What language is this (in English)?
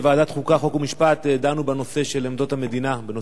Hebrew